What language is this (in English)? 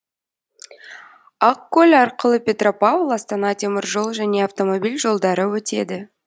Kazakh